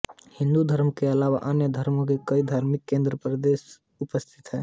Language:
Hindi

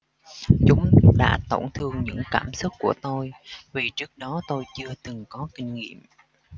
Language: Vietnamese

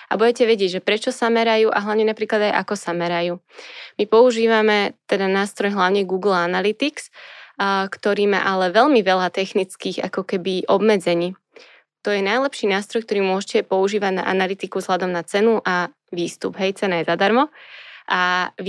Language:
Slovak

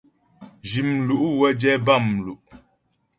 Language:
Ghomala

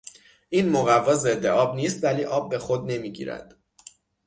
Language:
Persian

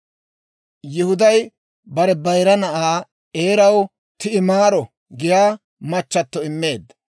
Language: Dawro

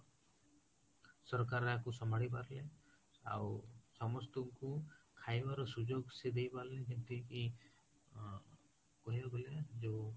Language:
Odia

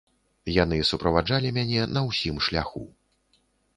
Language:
Belarusian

